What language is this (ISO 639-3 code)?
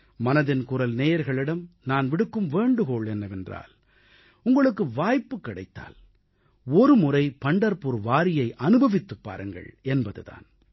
tam